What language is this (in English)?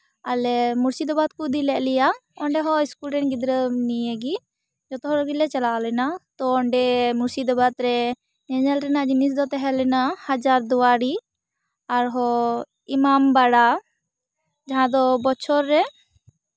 Santali